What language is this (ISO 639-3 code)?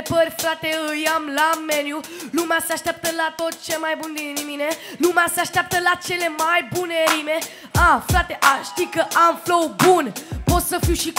ron